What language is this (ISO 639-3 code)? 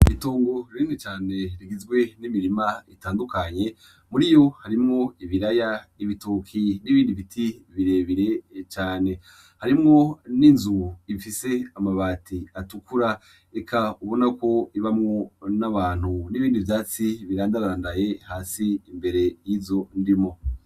run